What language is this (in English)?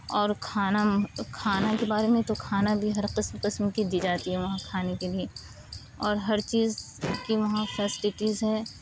Urdu